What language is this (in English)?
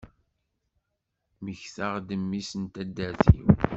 Kabyle